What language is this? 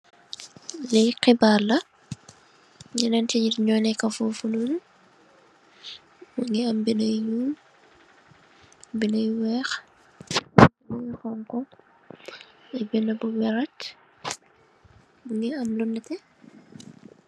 Wolof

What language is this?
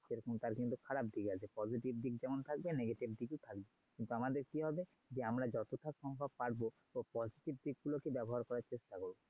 Bangla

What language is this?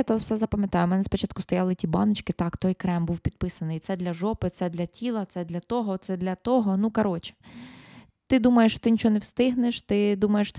Ukrainian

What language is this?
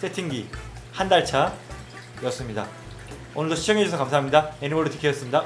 Korean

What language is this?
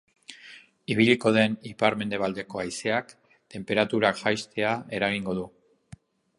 Basque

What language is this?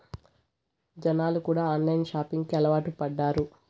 Telugu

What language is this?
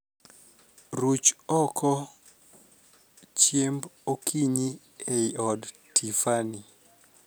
Luo (Kenya and Tanzania)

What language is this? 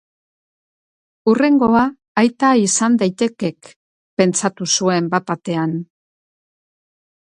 Basque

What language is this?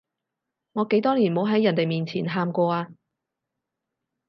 Cantonese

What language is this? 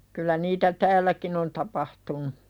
Finnish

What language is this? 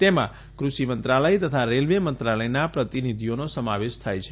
Gujarati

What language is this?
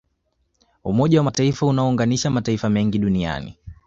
Swahili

